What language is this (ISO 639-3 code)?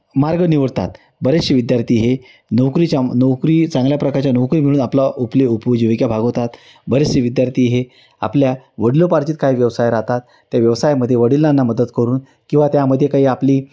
mar